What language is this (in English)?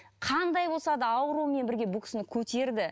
Kazakh